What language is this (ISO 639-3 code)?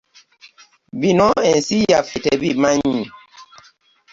lug